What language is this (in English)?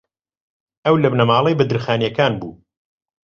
Central Kurdish